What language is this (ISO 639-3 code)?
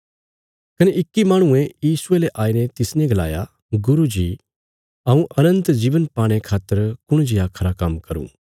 kfs